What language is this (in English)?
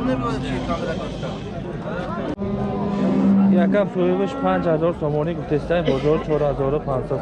Turkish